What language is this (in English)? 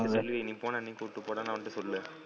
Tamil